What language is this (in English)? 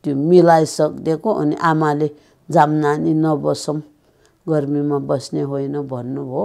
Romanian